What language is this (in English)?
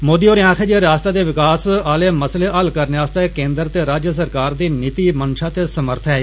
Dogri